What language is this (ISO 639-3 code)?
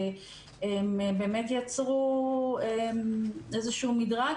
heb